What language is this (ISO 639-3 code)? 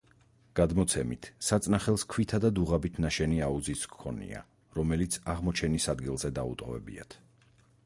kat